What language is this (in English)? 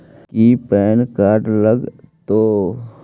Magahi